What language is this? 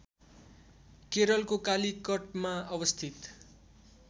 Nepali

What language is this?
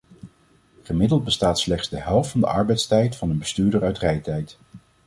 Dutch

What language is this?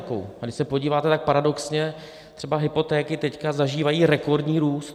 Czech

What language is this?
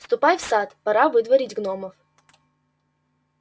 Russian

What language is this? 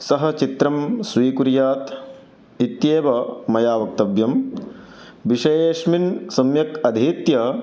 Sanskrit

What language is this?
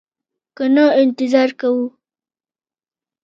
Pashto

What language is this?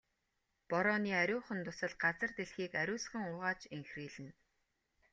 Mongolian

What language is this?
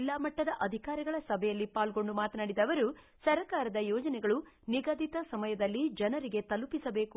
Kannada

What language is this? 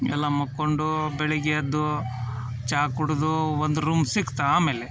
Kannada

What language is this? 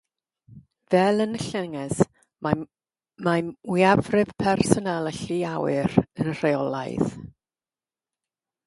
Welsh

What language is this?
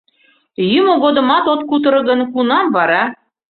Mari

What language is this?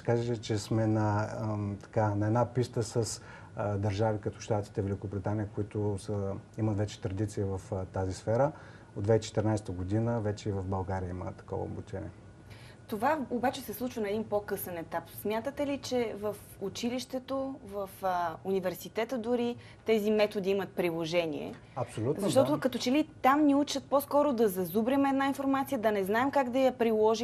Bulgarian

